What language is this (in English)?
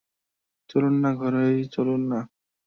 Bangla